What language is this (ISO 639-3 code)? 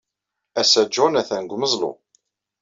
kab